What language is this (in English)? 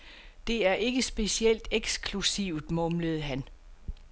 Danish